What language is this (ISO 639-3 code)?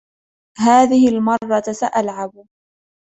ara